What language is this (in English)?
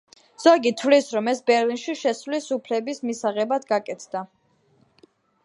Georgian